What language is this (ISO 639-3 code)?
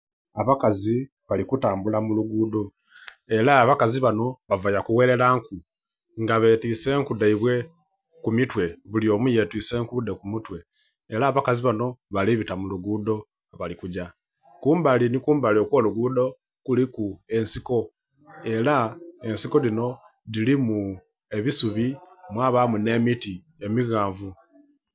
xog